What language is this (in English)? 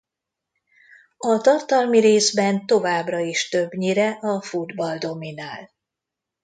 Hungarian